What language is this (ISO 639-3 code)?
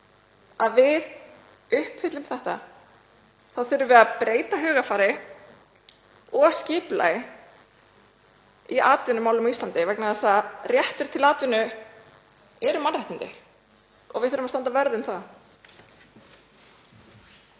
isl